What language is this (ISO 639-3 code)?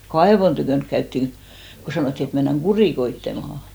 fin